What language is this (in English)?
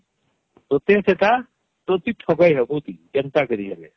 Odia